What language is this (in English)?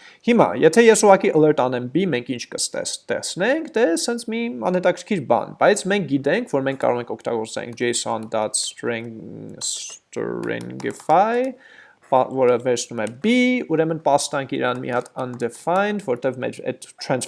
Dutch